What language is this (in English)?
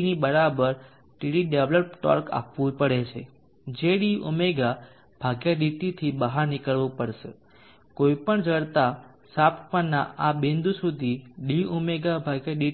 Gujarati